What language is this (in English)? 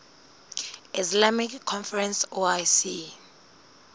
Southern Sotho